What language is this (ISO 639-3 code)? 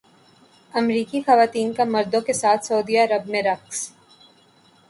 urd